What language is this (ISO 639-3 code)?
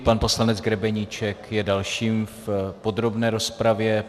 ces